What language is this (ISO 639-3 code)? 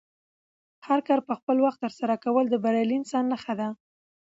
pus